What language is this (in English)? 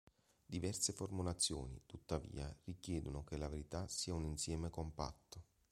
Italian